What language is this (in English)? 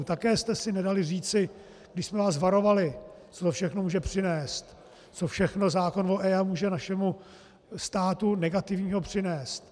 Czech